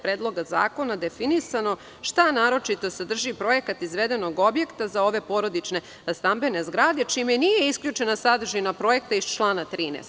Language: Serbian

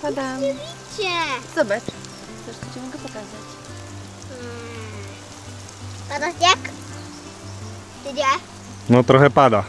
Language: Polish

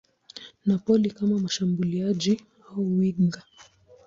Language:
Swahili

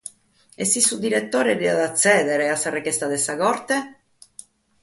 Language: Sardinian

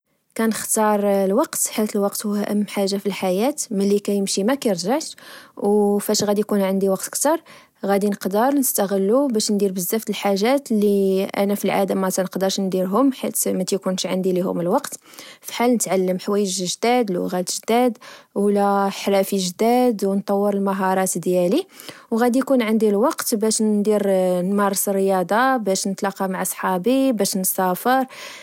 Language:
Moroccan Arabic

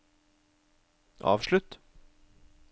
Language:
Norwegian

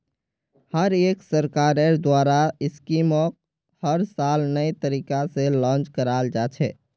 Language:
Magahi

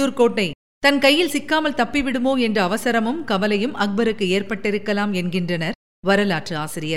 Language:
Tamil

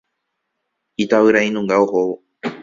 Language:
Guarani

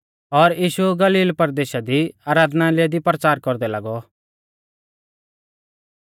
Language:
Mahasu Pahari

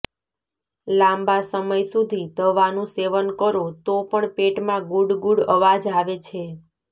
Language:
Gujarati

